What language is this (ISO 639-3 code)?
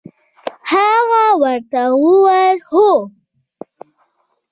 pus